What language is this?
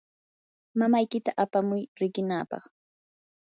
Yanahuanca Pasco Quechua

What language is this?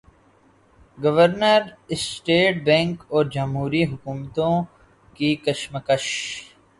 Urdu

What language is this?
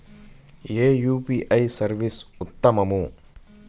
Telugu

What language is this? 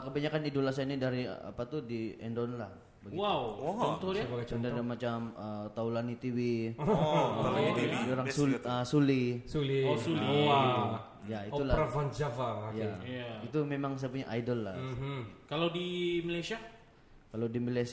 Malay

